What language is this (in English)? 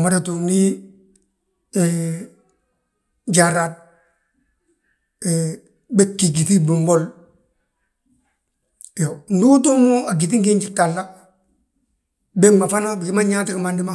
Balanta-Ganja